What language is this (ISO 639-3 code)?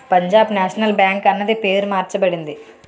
tel